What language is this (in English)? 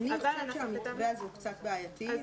Hebrew